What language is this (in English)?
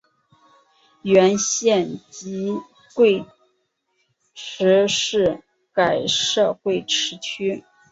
Chinese